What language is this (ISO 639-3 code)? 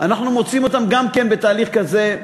heb